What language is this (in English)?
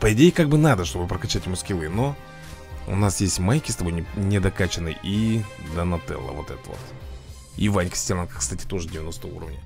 Russian